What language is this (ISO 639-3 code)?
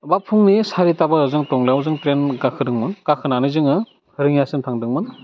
brx